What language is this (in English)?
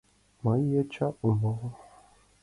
Mari